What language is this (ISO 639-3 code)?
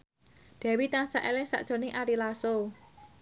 jav